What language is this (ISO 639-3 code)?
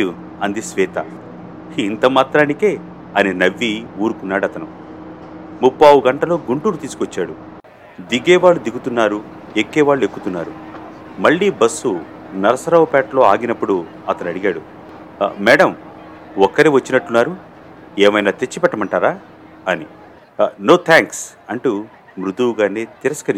tel